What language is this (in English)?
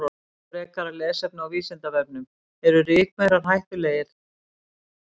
Icelandic